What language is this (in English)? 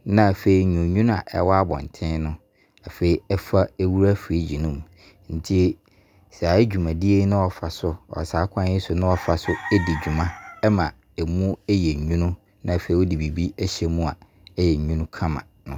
Abron